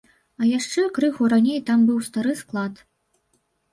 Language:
Belarusian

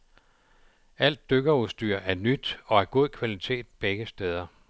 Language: Danish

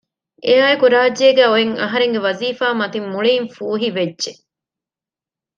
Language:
Divehi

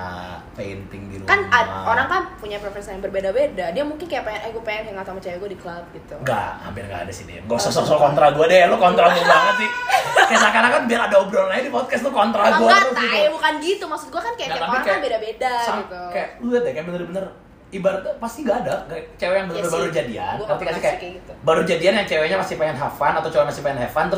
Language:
Indonesian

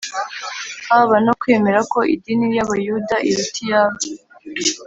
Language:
Kinyarwanda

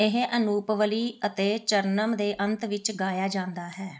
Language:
Punjabi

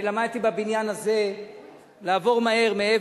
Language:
Hebrew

